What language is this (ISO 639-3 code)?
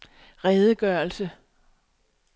dan